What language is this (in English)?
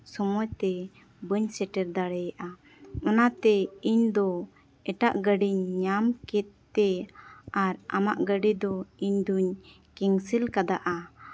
Santali